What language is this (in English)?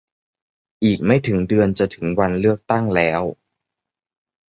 Thai